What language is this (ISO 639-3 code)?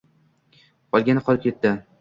uzb